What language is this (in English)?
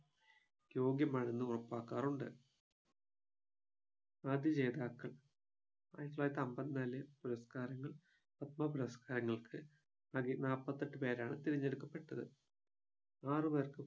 Malayalam